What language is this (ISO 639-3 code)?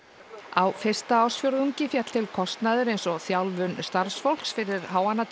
isl